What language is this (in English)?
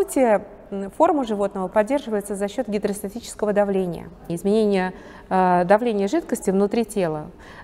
Russian